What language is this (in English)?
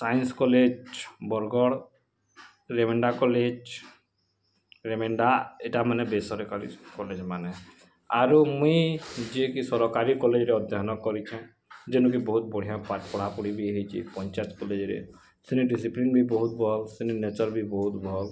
Odia